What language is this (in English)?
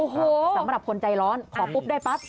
Thai